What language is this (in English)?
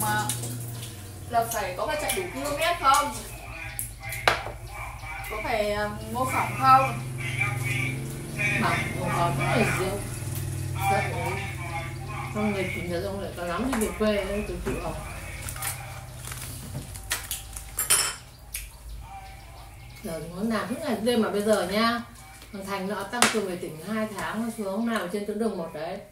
Vietnamese